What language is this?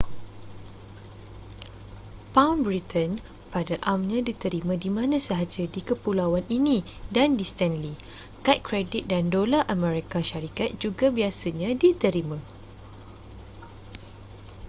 Malay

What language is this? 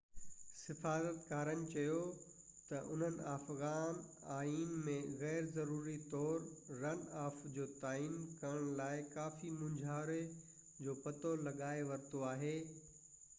Sindhi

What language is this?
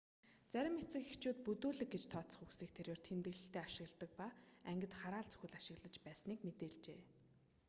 Mongolian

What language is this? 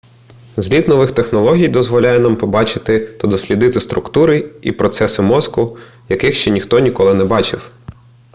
Ukrainian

